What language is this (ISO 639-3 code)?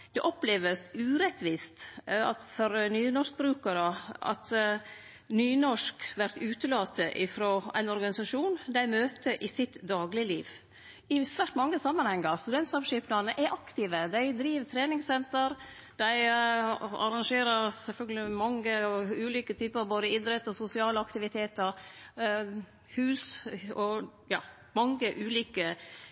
nno